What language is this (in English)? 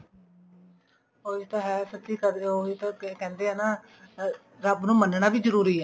Punjabi